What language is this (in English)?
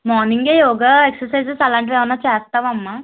Telugu